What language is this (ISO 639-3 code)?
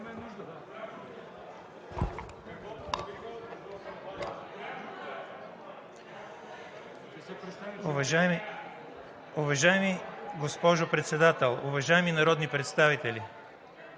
bul